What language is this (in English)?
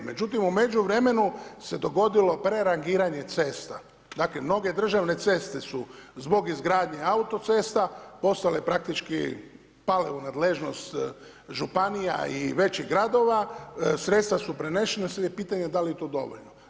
Croatian